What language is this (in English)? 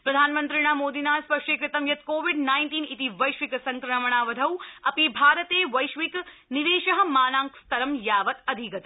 Sanskrit